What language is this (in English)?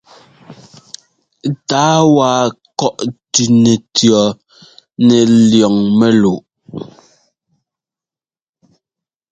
Ngomba